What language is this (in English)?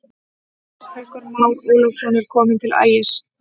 Icelandic